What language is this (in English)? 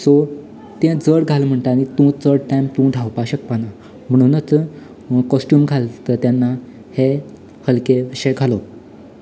Konkani